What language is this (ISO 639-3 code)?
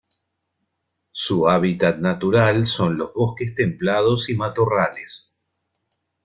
spa